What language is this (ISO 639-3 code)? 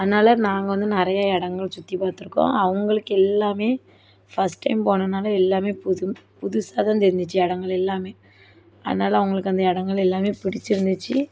tam